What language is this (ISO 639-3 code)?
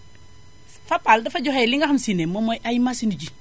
wol